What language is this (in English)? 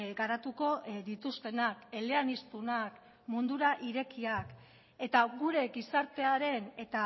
Basque